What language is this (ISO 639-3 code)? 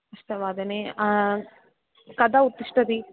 san